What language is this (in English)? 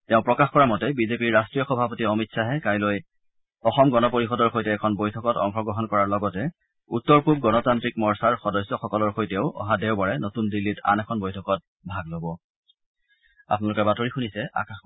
Assamese